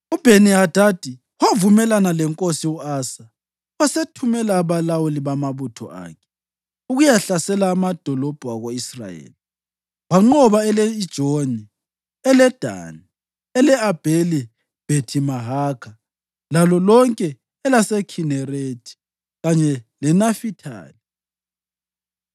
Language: North Ndebele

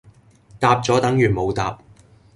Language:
Cantonese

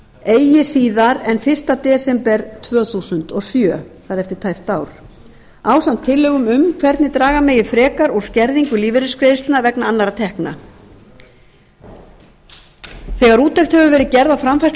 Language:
Icelandic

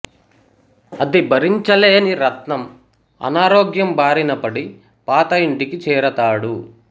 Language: Telugu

